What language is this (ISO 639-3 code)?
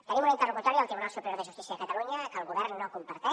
cat